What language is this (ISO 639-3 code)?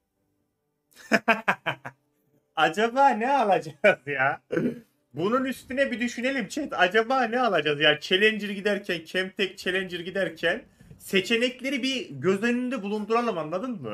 tur